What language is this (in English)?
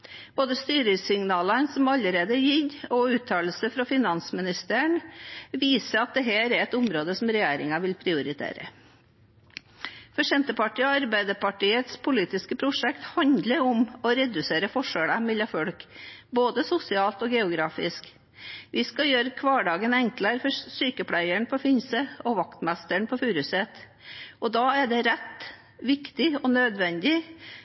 Norwegian Bokmål